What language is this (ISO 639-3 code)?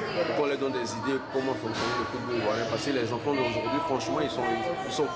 fra